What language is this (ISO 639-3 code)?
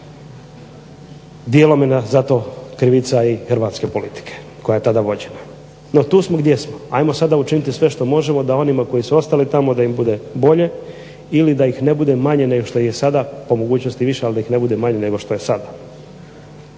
hrv